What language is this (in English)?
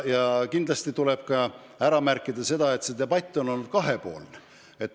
Estonian